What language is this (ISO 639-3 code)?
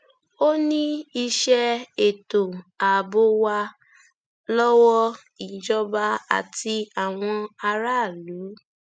yor